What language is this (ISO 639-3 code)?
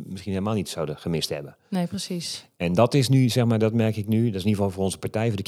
nld